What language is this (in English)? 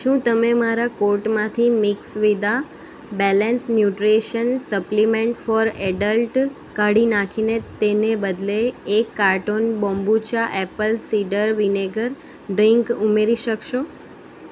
Gujarati